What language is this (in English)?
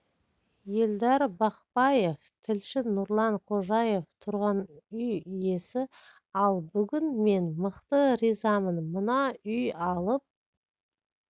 Kazakh